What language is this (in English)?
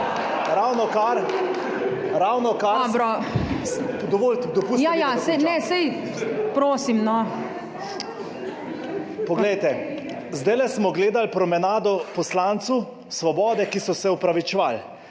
Slovenian